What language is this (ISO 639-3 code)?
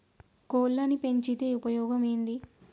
tel